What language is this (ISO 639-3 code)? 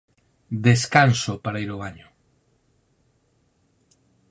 glg